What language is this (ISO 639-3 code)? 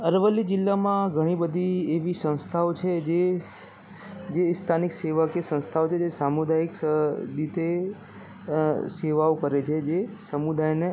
guj